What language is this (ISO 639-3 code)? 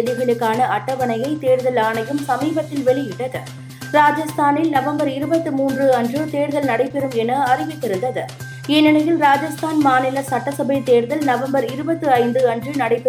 tam